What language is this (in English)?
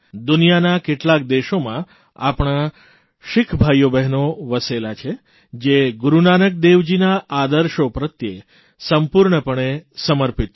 Gujarati